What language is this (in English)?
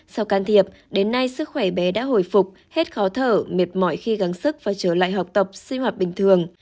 Vietnamese